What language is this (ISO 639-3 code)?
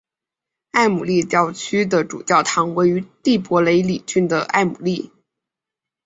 zho